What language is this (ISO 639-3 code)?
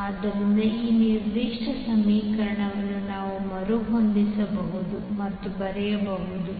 kan